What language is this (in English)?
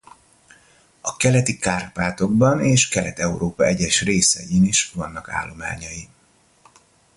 Hungarian